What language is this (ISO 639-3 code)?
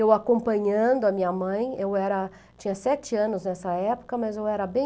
por